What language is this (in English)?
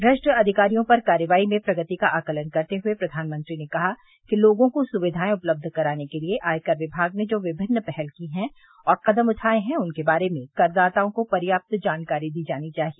Hindi